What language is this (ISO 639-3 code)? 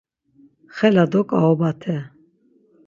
lzz